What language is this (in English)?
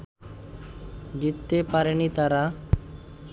Bangla